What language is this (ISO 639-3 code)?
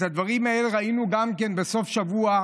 heb